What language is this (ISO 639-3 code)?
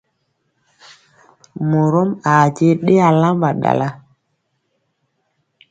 mcx